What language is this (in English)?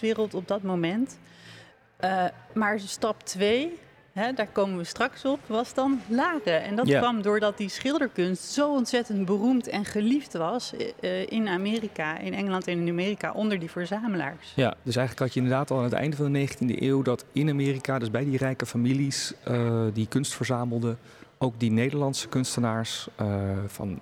Dutch